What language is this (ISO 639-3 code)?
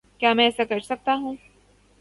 urd